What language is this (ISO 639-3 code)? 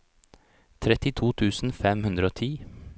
nor